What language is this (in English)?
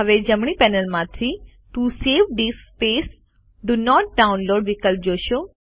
Gujarati